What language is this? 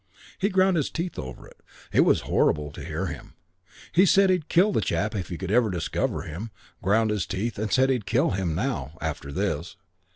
English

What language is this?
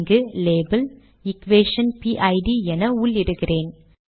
Tamil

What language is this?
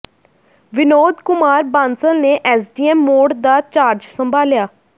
Punjabi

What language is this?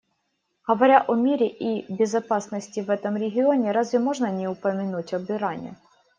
Russian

